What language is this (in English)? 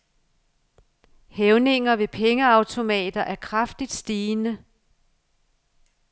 Danish